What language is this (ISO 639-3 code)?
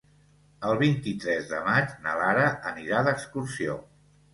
cat